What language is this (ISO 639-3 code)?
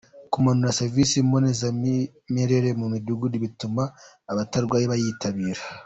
kin